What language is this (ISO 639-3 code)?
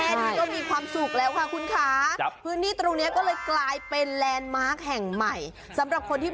tha